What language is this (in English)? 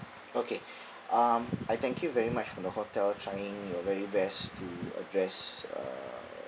English